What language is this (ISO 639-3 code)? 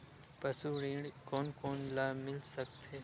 hne